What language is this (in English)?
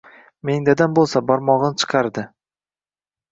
Uzbek